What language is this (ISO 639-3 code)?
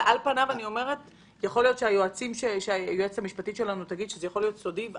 heb